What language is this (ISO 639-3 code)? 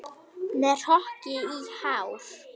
isl